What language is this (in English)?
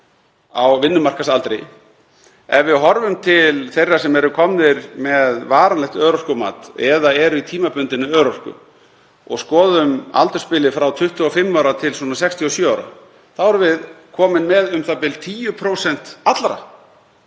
Icelandic